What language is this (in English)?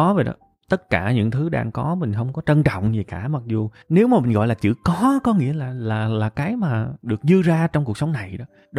Vietnamese